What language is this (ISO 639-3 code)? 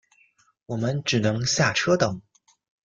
zho